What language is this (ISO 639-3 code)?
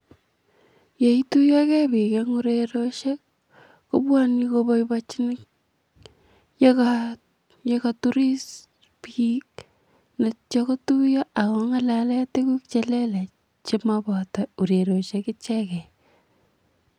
kln